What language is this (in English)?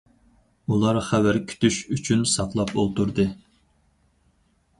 Uyghur